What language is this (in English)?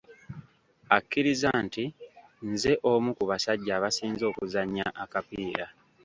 Ganda